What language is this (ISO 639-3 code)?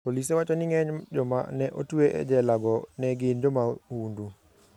luo